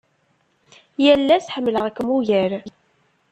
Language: Kabyle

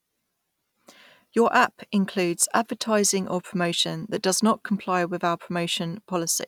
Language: English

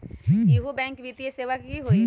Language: Magahi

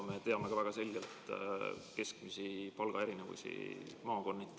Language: Estonian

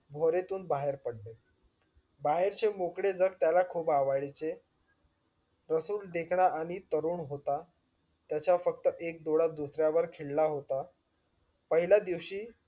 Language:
Marathi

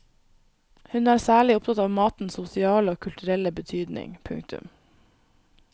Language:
Norwegian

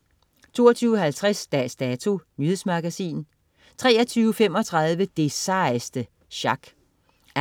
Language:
Danish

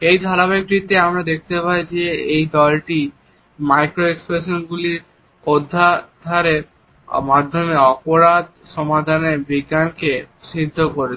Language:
Bangla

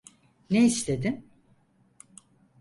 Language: Turkish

